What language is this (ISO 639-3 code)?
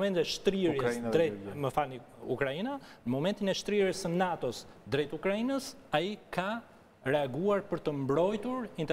ron